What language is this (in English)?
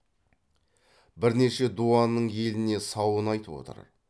Kazakh